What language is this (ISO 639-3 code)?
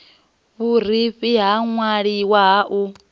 ven